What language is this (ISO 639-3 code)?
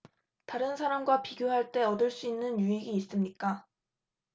kor